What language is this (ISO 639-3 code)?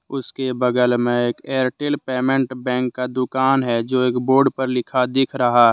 hin